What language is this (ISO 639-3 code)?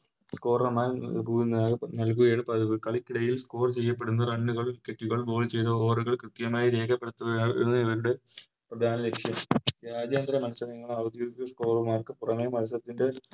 mal